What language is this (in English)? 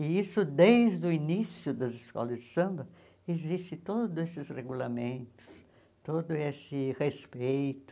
Portuguese